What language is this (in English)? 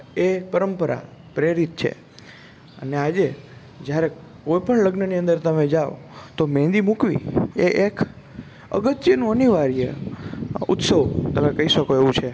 Gujarati